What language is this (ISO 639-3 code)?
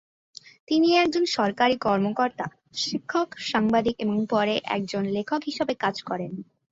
ben